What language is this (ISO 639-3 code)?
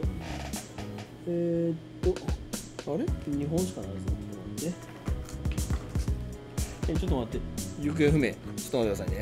jpn